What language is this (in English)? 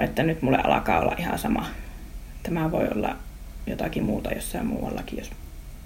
Finnish